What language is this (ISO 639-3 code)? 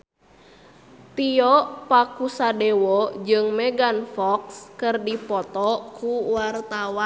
sun